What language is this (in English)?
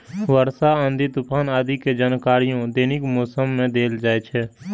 Maithili